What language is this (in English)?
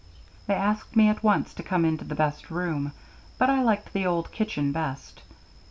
English